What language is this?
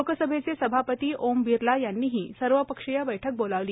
Marathi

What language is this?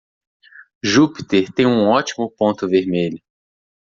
Portuguese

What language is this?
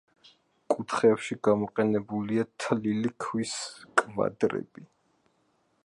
Georgian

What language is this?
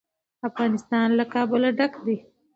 Pashto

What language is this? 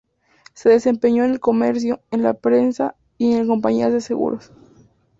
Spanish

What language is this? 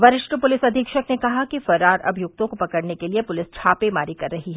Hindi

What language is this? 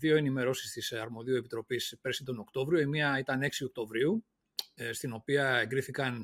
Greek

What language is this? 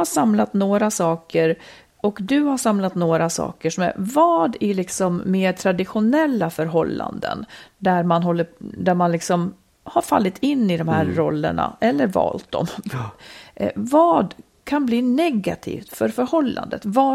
Swedish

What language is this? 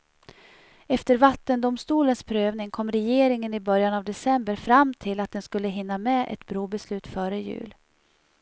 Swedish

